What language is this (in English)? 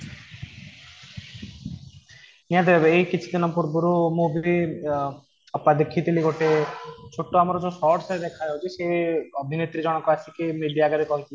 Odia